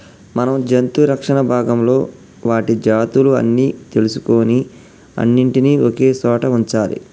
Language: Telugu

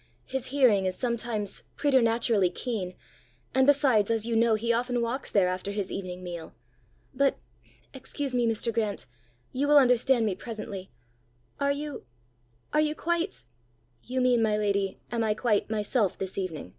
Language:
English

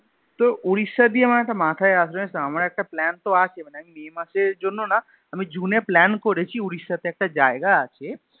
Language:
Bangla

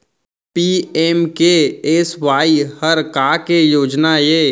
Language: Chhattisgarhi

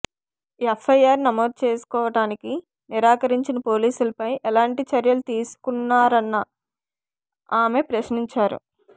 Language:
Telugu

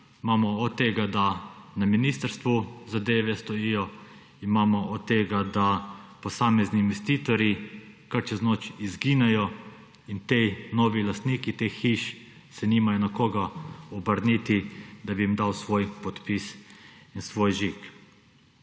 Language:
Slovenian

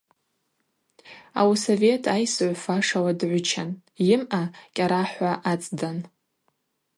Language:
Abaza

